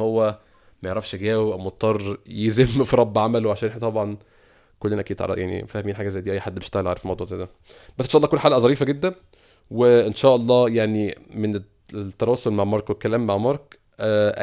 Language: Arabic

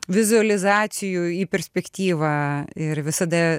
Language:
Lithuanian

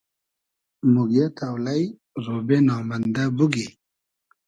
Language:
Hazaragi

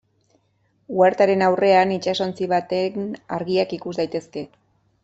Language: Basque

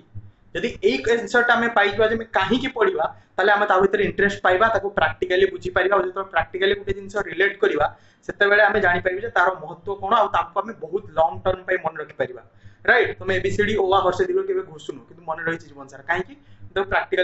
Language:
Hindi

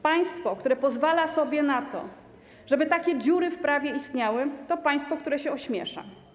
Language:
Polish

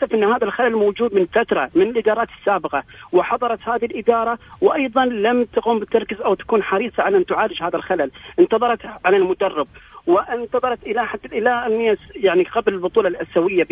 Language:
Arabic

